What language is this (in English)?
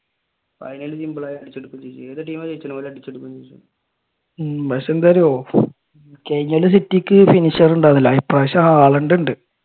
Malayalam